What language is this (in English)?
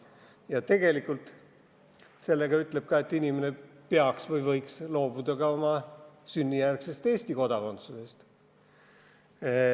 Estonian